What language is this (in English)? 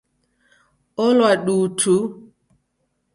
Taita